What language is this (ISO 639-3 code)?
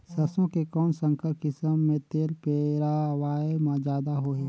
hne